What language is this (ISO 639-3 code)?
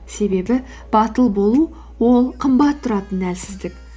kaz